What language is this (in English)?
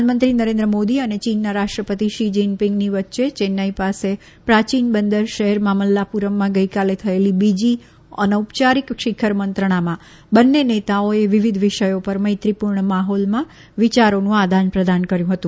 Gujarati